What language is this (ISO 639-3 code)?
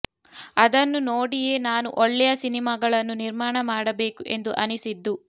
kan